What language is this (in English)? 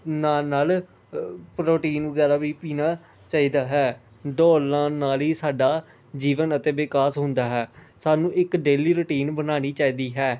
Punjabi